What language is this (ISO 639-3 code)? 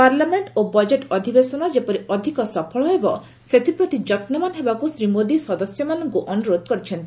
ori